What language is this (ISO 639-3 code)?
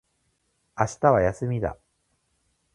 jpn